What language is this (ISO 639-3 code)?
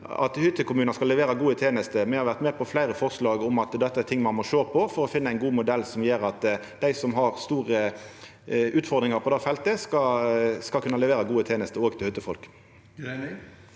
nor